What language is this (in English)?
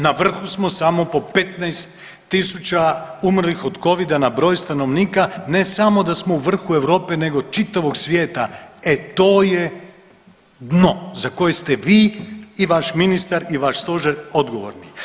Croatian